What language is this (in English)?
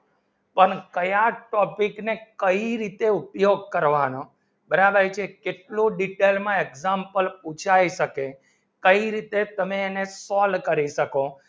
Gujarati